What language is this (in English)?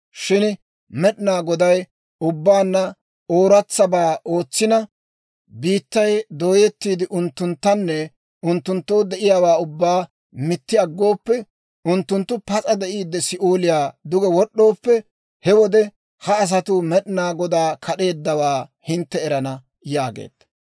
Dawro